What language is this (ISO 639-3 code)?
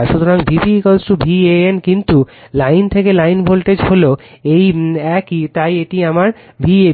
ben